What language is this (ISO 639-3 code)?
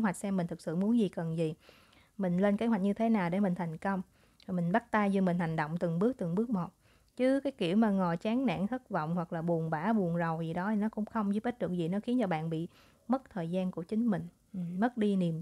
vie